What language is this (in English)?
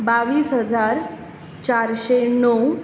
Konkani